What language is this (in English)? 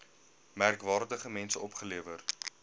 Afrikaans